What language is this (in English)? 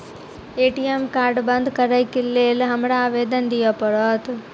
Maithili